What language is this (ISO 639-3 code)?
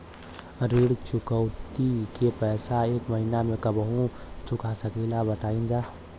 bho